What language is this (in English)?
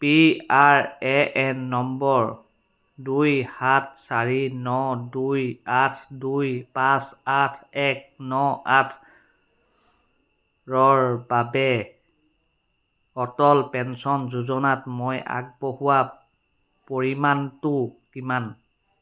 Assamese